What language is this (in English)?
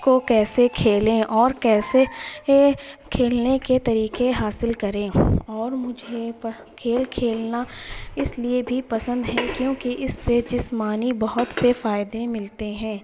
Urdu